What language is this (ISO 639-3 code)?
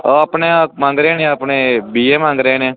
pan